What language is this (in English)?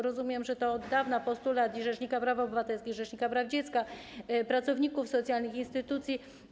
Polish